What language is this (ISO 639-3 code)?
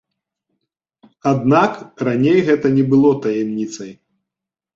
bel